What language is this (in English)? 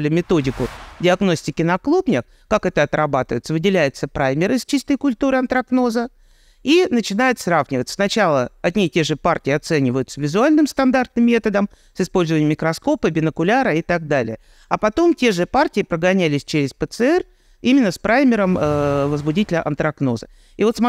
Russian